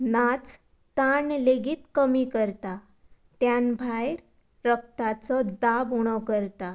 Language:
Konkani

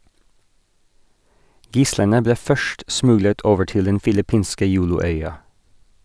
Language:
Norwegian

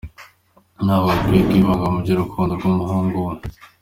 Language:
Kinyarwanda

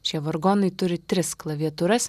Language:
Lithuanian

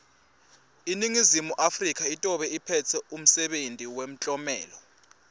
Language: Swati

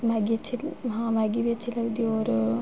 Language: Dogri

